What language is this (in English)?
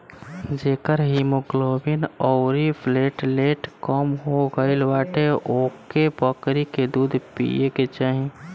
Bhojpuri